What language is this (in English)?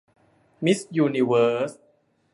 Thai